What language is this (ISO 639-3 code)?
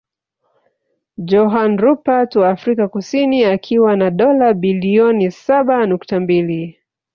swa